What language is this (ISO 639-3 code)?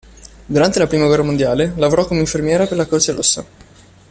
ita